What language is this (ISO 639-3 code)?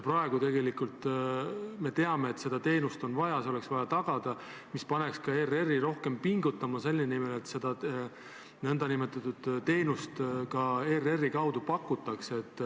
est